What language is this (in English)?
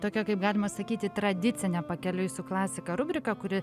Lithuanian